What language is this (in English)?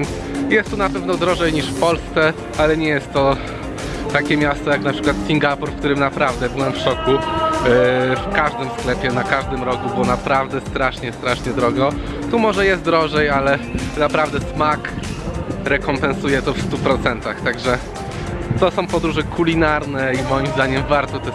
Polish